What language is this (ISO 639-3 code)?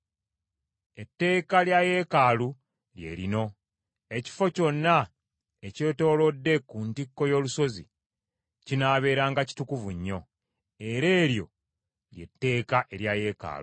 lug